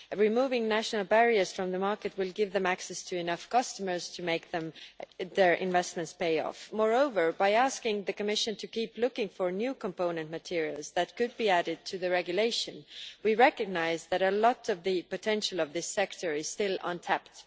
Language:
English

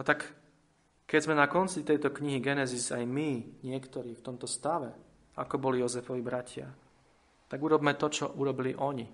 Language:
Slovak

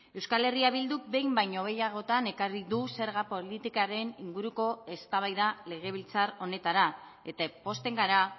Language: Basque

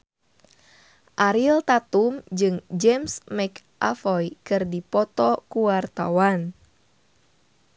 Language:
Sundanese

